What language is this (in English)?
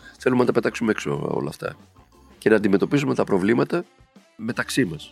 Greek